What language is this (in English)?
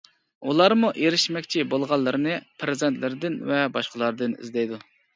Uyghur